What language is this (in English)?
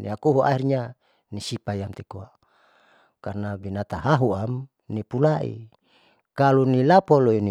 Saleman